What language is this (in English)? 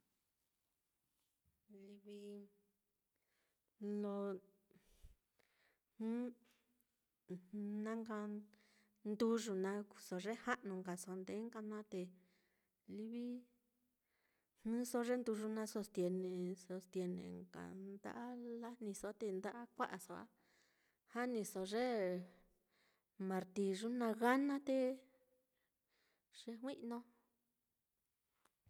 Mitlatongo Mixtec